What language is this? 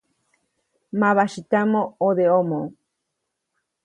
Copainalá Zoque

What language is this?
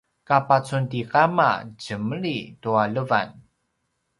Paiwan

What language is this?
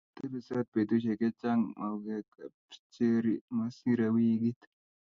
Kalenjin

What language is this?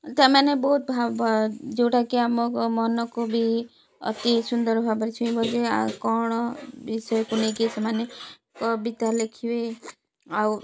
Odia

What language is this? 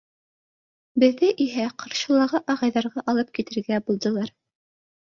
Bashkir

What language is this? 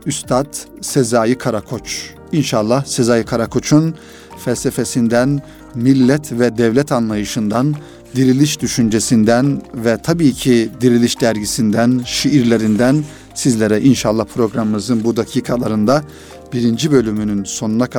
Turkish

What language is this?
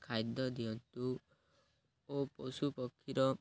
Odia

